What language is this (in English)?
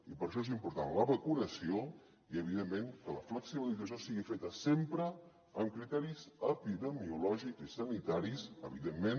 Catalan